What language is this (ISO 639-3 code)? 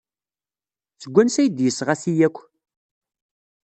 kab